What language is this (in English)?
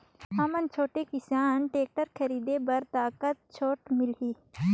Chhattisgarhi